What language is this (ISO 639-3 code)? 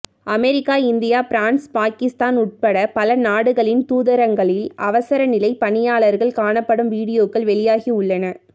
tam